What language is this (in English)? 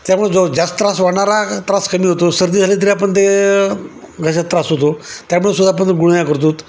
Marathi